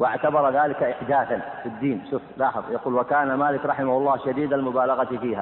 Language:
Arabic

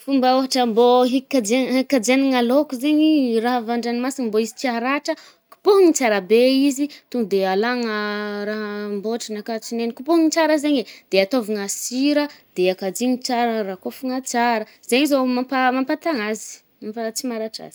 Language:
Northern Betsimisaraka Malagasy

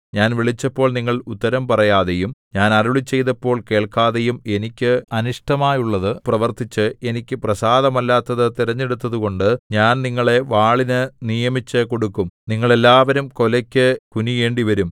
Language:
Malayalam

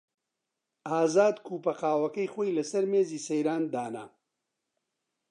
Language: Central Kurdish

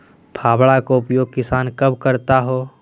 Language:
Magahi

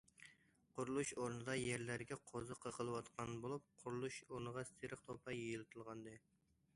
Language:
Uyghur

